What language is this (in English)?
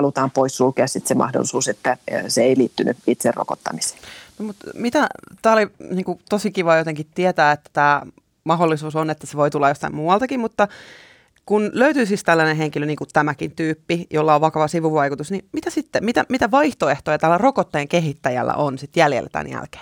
Finnish